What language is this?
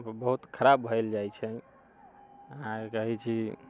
Maithili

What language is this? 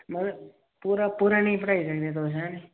Dogri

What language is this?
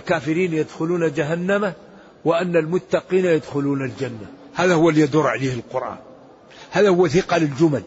Arabic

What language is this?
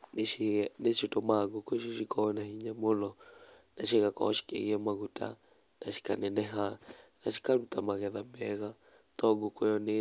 Kikuyu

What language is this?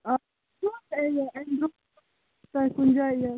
Kashmiri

